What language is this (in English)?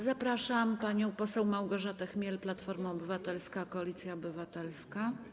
Polish